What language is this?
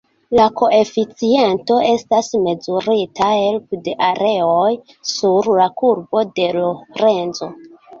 Esperanto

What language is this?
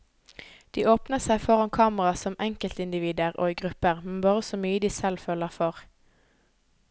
Norwegian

